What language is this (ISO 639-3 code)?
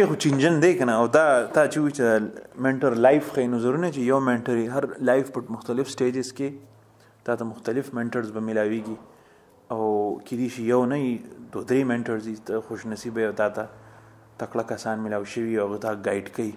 urd